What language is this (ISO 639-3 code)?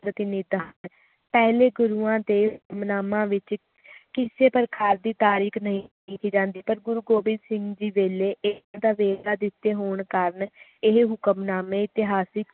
pan